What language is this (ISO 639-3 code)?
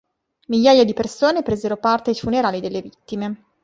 ita